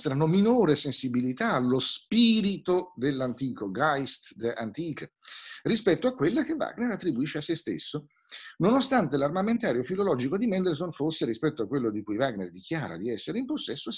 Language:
Italian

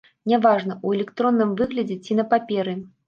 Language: Belarusian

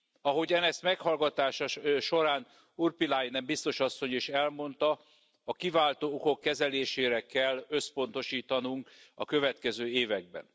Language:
Hungarian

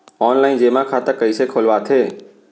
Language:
Chhattisgarhi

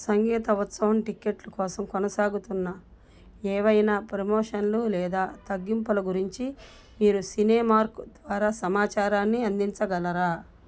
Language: Telugu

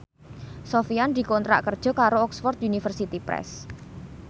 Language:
Javanese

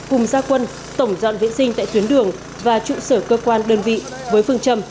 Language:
Vietnamese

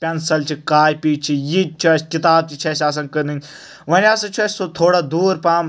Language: Kashmiri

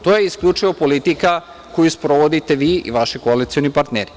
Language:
Serbian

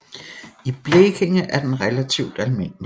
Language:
Danish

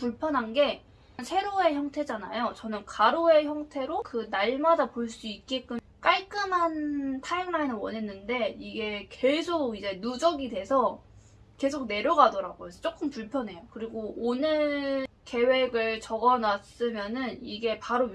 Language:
Korean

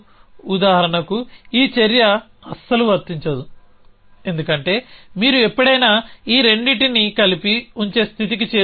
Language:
Telugu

